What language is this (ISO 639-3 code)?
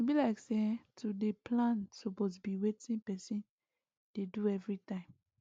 pcm